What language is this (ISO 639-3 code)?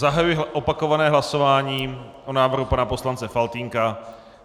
ces